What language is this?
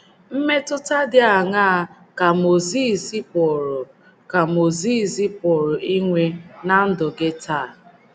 Igbo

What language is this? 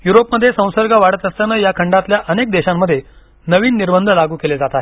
Marathi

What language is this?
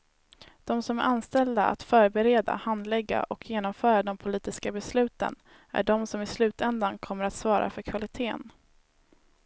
Swedish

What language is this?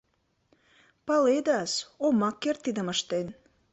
Mari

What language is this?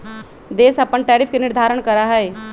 Magahi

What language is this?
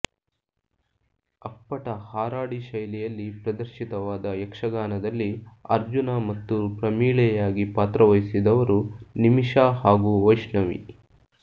Kannada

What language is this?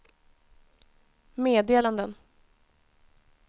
Swedish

